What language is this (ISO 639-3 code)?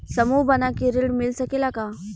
bho